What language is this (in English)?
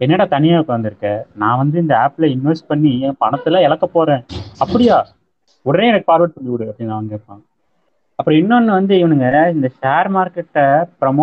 Tamil